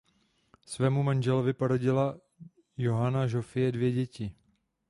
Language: Czech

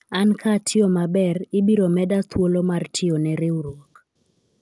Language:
Luo (Kenya and Tanzania)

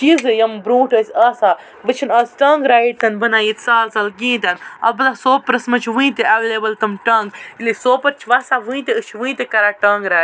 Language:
Kashmiri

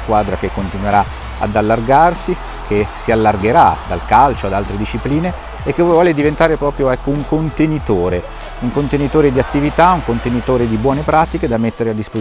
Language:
Italian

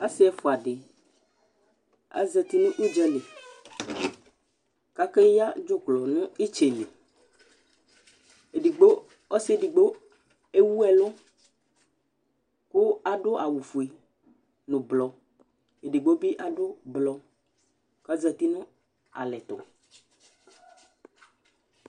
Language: Ikposo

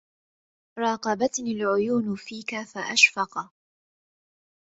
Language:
Arabic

